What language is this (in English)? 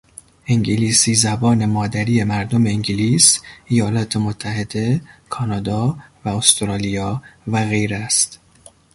Persian